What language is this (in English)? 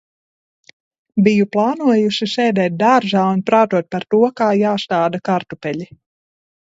Latvian